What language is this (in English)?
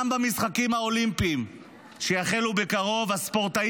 Hebrew